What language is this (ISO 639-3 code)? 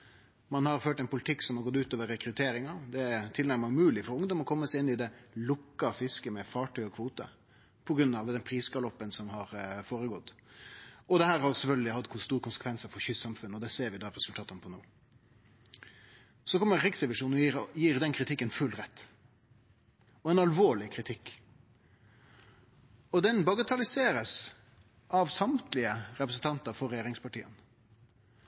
nno